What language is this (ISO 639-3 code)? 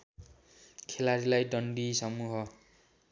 nep